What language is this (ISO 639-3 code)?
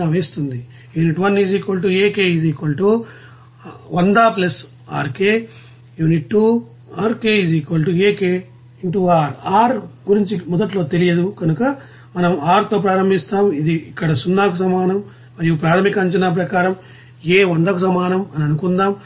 tel